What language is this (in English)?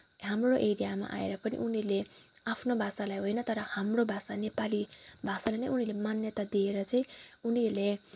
Nepali